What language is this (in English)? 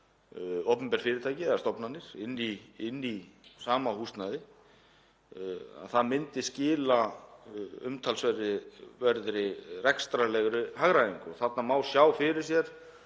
Icelandic